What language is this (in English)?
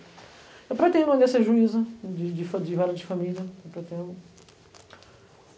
Portuguese